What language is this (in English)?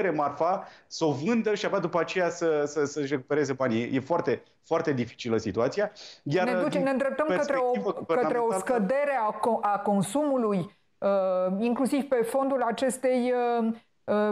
Romanian